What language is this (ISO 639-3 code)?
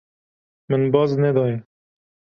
kur